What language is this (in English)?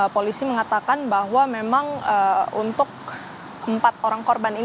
Indonesian